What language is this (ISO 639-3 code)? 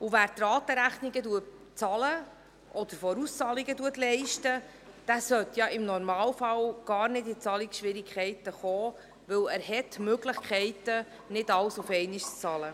gsw